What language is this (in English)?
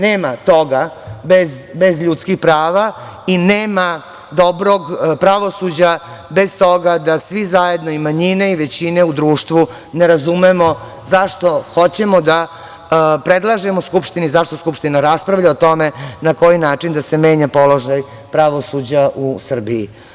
Serbian